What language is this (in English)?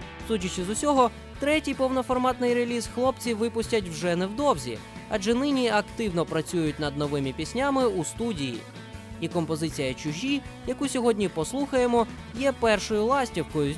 Ukrainian